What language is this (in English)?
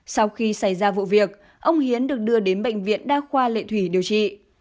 Vietnamese